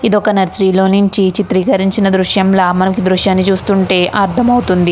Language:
Telugu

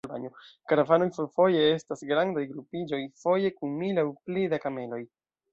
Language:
Esperanto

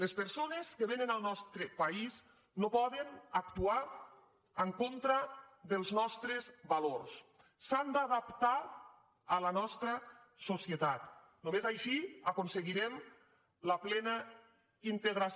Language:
Catalan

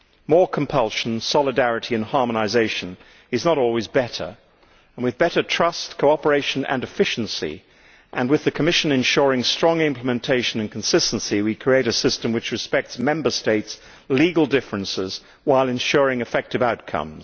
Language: English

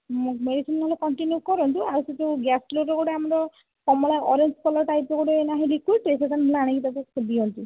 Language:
Odia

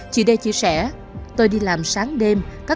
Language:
Vietnamese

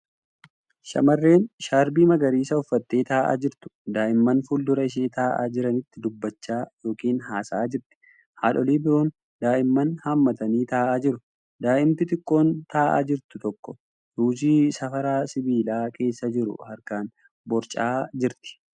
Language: Oromo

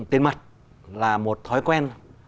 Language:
Vietnamese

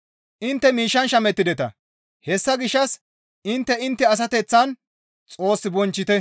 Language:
Gamo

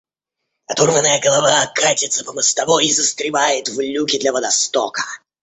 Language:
Russian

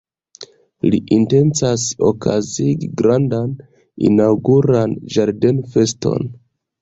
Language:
Esperanto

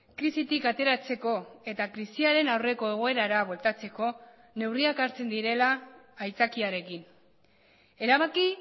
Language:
Basque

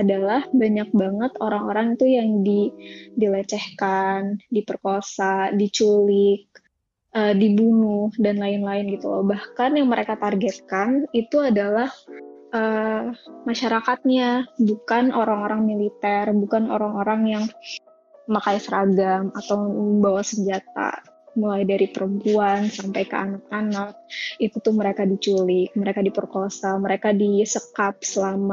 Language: Indonesian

